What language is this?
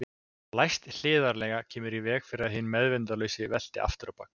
Icelandic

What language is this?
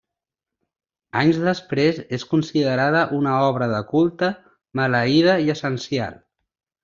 Catalan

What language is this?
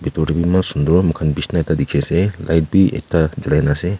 Naga Pidgin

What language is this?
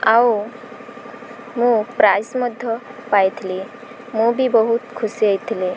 Odia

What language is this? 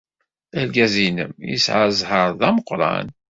Kabyle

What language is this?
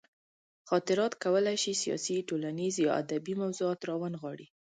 Pashto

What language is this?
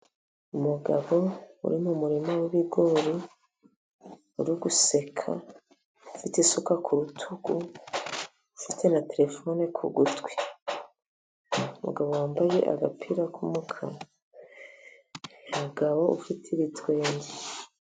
Kinyarwanda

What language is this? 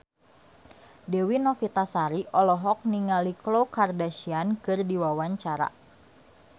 Sundanese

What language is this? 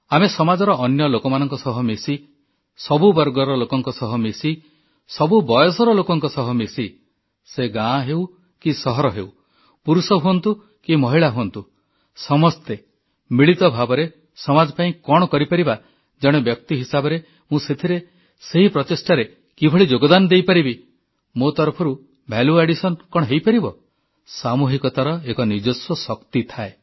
Odia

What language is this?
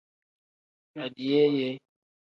Tem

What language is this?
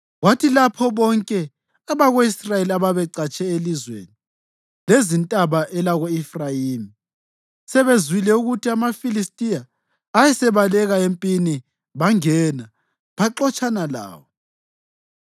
North Ndebele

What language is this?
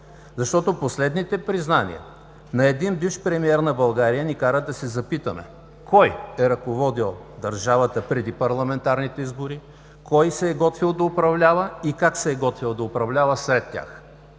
Bulgarian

